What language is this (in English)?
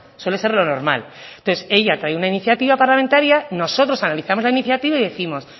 Spanish